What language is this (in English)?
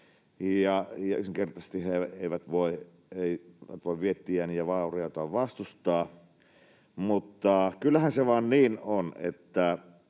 Finnish